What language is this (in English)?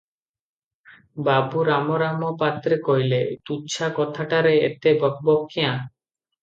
Odia